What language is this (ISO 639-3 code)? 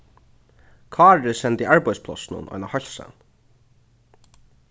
fao